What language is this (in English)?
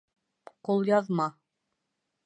Bashkir